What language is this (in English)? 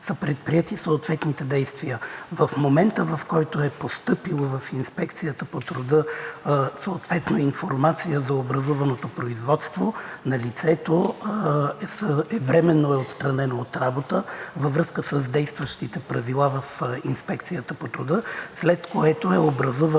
Bulgarian